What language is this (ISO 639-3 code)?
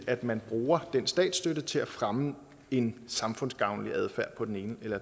dan